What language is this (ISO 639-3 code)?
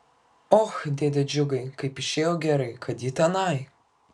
lit